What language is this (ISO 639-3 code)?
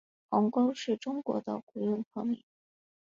zho